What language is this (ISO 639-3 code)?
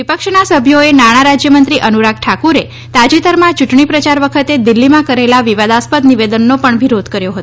guj